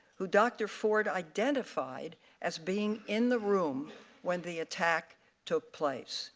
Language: English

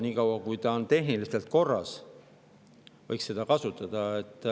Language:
Estonian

